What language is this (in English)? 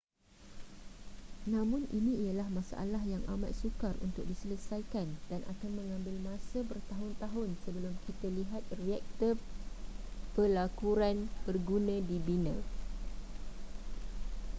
Malay